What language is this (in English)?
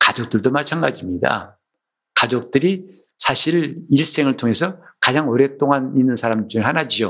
Korean